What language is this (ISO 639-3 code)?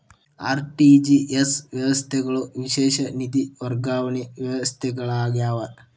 kan